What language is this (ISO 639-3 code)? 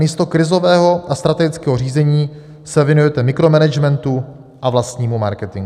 ces